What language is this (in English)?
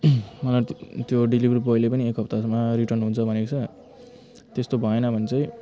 Nepali